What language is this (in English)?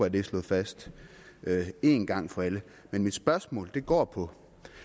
Danish